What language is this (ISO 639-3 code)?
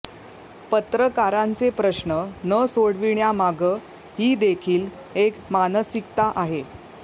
mar